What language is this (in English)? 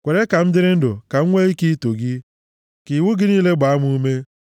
Igbo